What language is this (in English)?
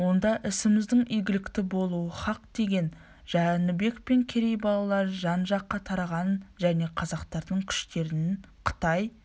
Kazakh